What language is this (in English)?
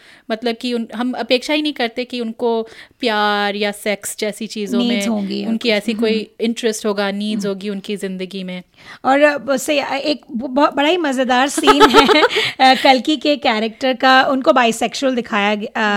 Hindi